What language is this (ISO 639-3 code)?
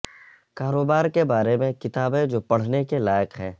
urd